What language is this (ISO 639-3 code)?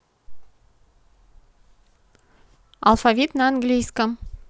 rus